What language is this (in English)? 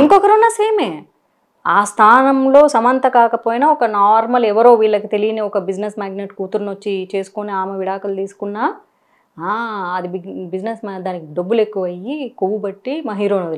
Telugu